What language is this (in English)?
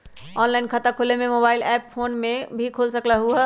Magahi